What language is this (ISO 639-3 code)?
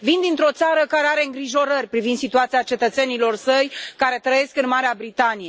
ron